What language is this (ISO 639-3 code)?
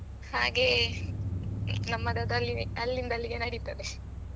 kan